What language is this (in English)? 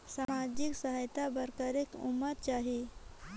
Chhattisgarhi